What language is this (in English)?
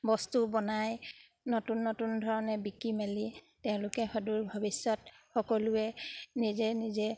Assamese